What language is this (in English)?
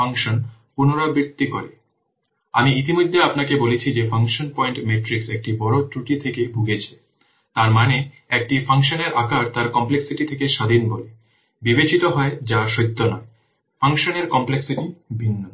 Bangla